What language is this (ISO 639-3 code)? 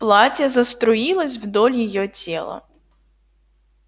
rus